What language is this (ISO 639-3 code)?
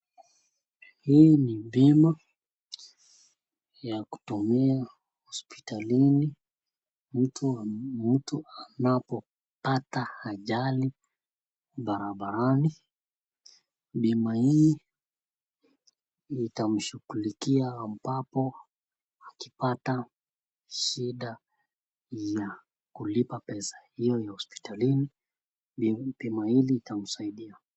swa